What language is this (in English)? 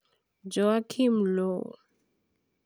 Luo (Kenya and Tanzania)